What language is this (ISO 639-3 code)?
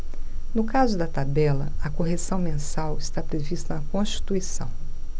por